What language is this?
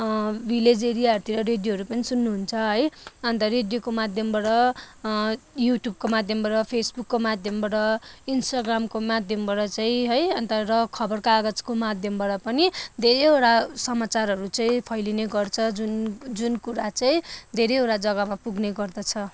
Nepali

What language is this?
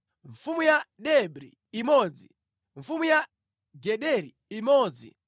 Nyanja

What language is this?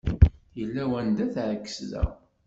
Kabyle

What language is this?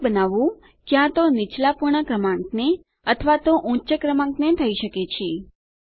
Gujarati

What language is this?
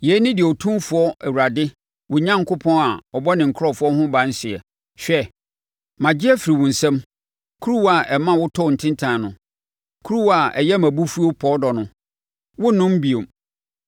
Akan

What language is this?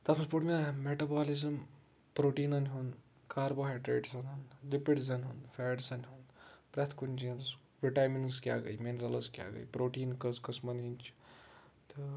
Kashmiri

